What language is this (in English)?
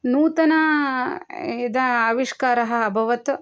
Sanskrit